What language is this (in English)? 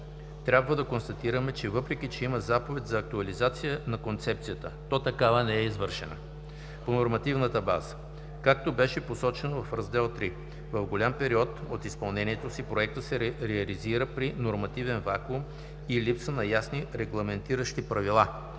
Bulgarian